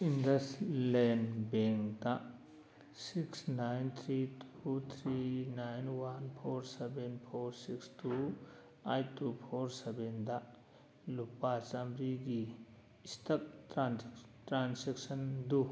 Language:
Manipuri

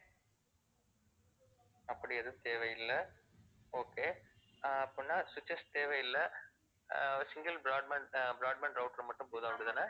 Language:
Tamil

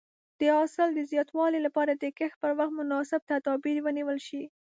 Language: Pashto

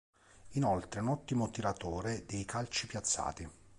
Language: Italian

